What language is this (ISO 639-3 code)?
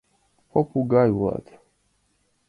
chm